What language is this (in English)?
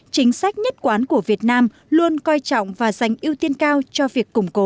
Vietnamese